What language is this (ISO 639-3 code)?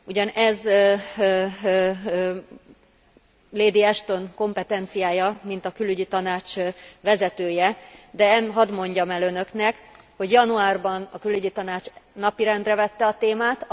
hun